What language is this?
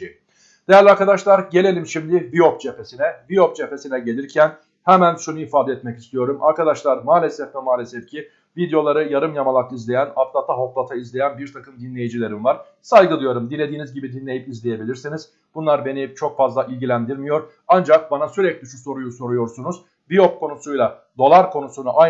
Turkish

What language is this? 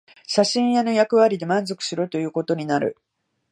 Japanese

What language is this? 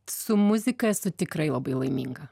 Lithuanian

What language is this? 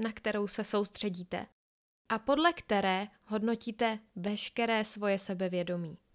Czech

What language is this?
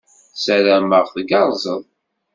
Kabyle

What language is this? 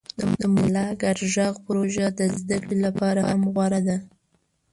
Pashto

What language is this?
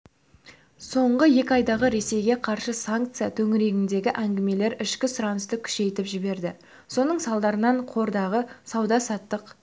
Kazakh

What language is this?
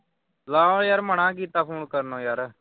Punjabi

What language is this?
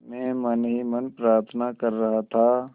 Hindi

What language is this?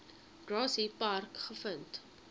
Afrikaans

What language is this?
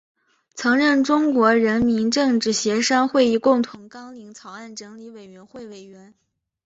Chinese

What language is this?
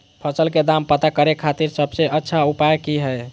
Magahi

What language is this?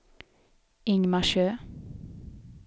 Swedish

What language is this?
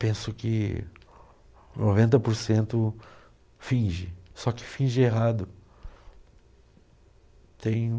Portuguese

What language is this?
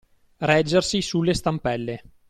Italian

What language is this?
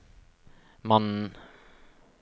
Norwegian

